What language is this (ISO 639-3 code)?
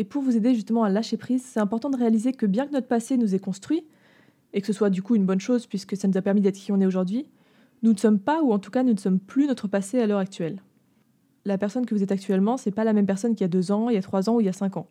fra